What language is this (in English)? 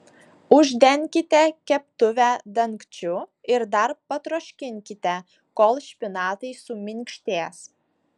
Lithuanian